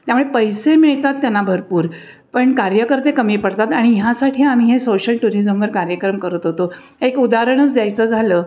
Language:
Marathi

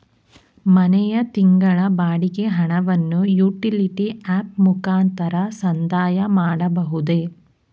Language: Kannada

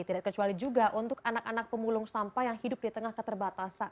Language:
Indonesian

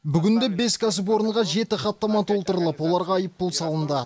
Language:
Kazakh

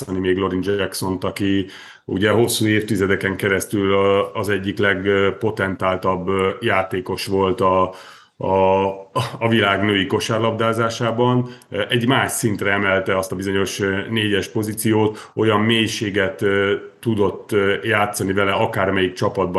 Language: Hungarian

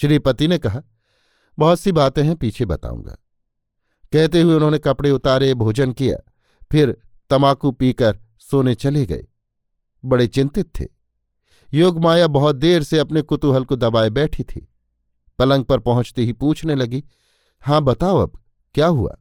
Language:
Hindi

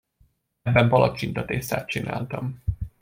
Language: Hungarian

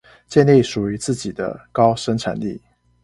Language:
Chinese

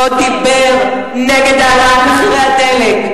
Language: Hebrew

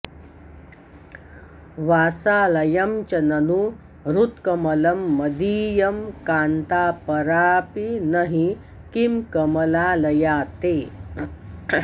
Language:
Sanskrit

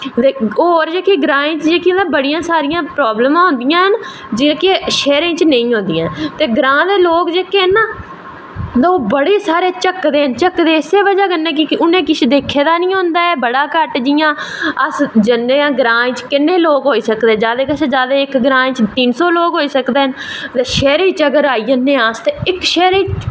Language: Dogri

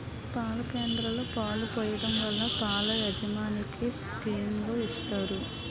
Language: Telugu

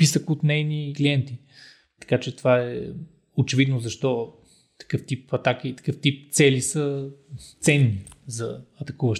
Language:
Bulgarian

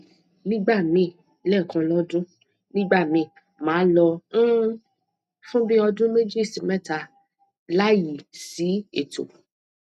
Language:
Yoruba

